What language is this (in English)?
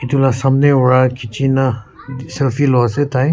Naga Pidgin